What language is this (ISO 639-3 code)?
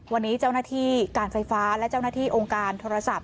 tha